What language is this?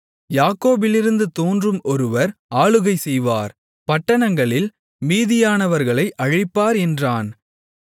Tamil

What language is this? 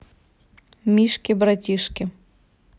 Russian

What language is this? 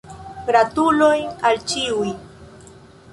Esperanto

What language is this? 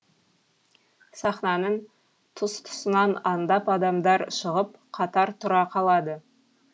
Kazakh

